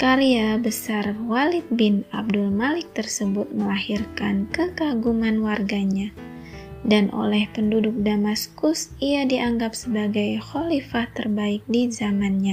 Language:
Indonesian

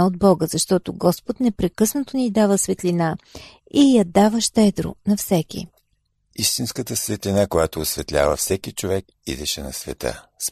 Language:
Bulgarian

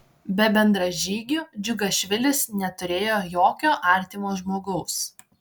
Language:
Lithuanian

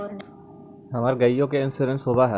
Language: Magahi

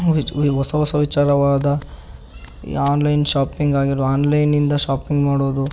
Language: Kannada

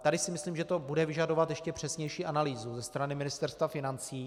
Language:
Czech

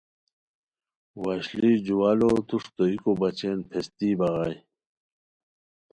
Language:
Khowar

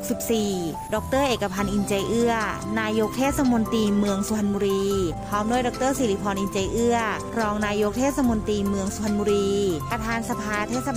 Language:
Thai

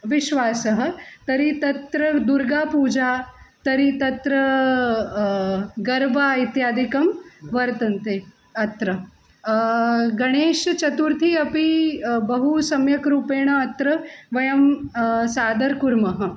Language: Sanskrit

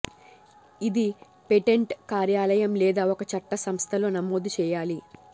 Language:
Telugu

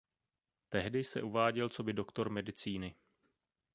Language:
Czech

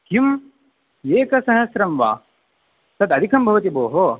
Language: Sanskrit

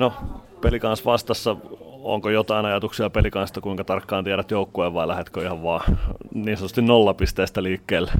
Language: Finnish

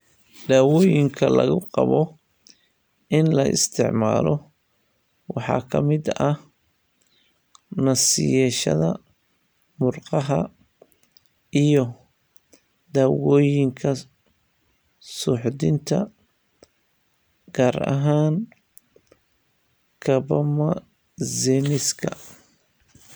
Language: Somali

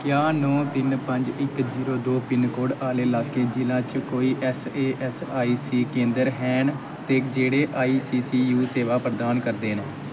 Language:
Dogri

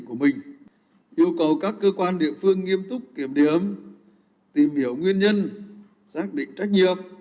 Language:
Vietnamese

